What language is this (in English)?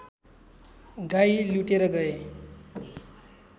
Nepali